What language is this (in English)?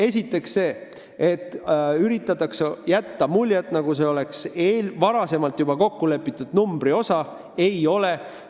Estonian